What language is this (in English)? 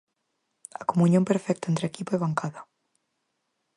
Galician